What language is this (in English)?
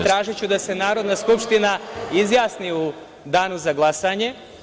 Serbian